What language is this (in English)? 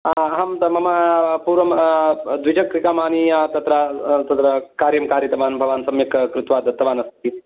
Sanskrit